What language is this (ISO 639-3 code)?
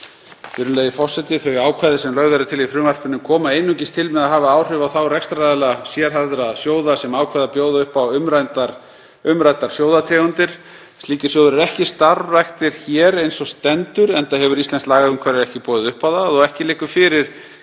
isl